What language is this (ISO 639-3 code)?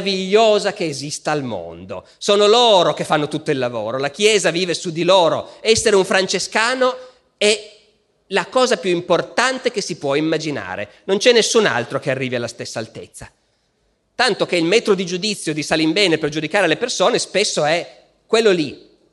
ita